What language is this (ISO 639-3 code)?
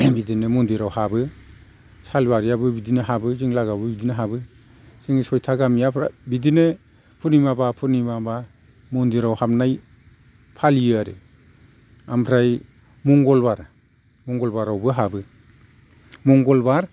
brx